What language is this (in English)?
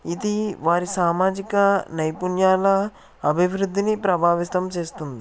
Telugu